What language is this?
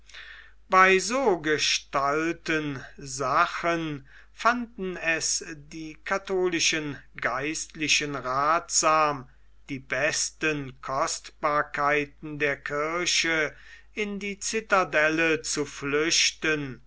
German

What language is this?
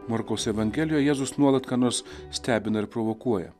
Lithuanian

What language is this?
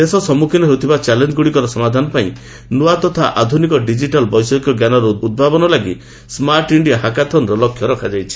Odia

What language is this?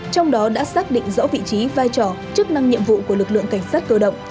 Vietnamese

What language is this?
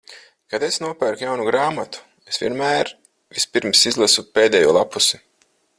Latvian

